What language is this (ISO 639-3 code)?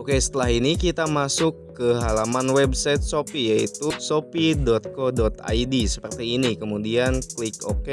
ind